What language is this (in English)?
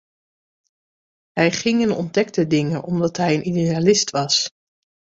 Dutch